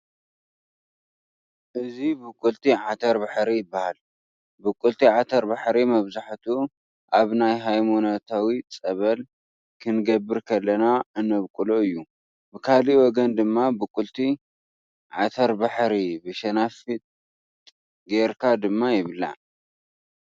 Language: Tigrinya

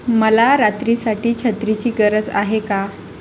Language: Marathi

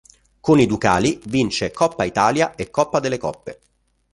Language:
Italian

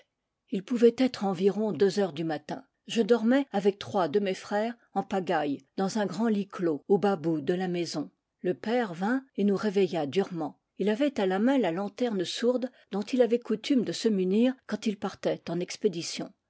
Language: French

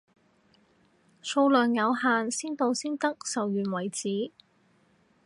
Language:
Cantonese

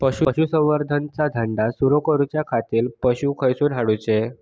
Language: Marathi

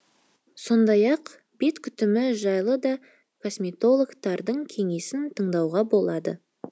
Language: Kazakh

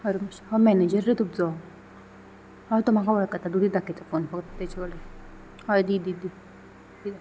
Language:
Konkani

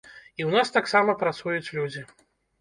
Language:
Belarusian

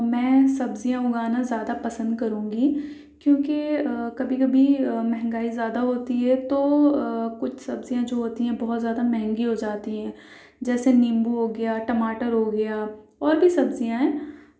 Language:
Urdu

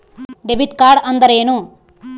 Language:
Kannada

